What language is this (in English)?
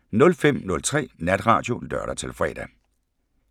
Danish